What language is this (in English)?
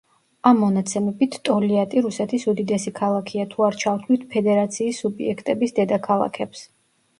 Georgian